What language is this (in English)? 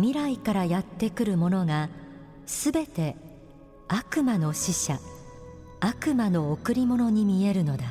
Japanese